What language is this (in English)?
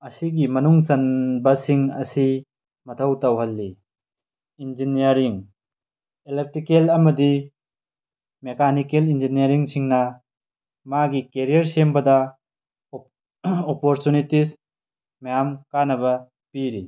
Manipuri